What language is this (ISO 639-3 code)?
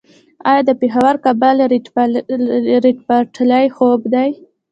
pus